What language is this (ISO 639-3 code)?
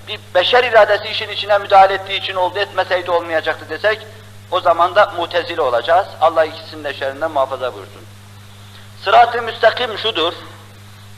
tur